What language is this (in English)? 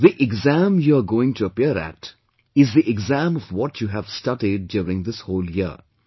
English